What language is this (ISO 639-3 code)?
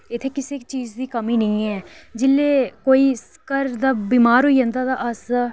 doi